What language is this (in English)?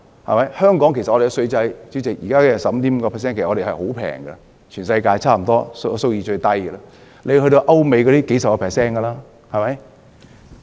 Cantonese